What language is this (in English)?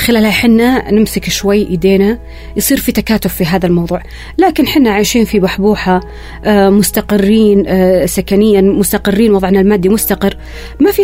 Arabic